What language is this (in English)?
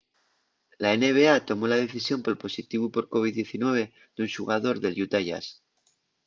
Asturian